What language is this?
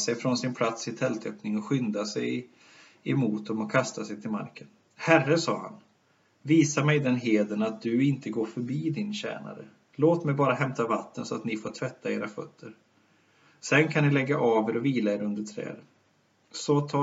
Swedish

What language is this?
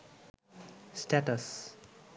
Bangla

